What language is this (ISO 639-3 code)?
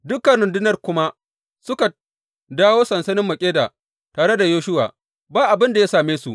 hau